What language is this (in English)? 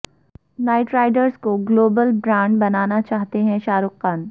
Urdu